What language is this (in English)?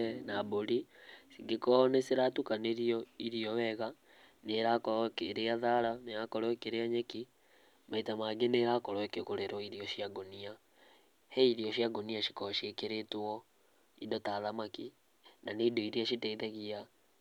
Kikuyu